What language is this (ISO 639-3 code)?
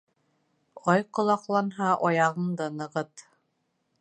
bak